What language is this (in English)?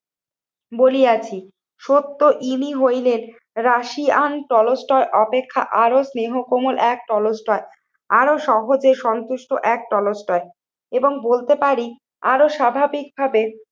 Bangla